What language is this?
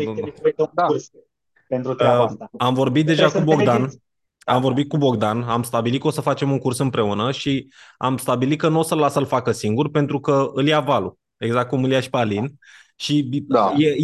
Romanian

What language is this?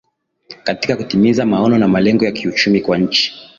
Swahili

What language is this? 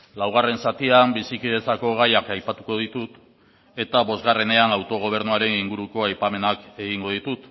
Basque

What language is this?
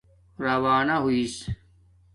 Domaaki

